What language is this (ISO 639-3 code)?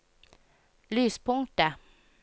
nor